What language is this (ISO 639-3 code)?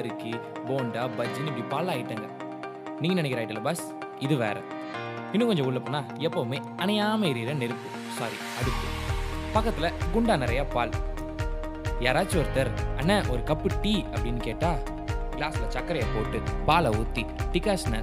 tam